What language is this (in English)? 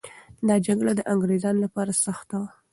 Pashto